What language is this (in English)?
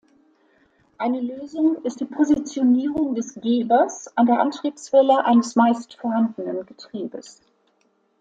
German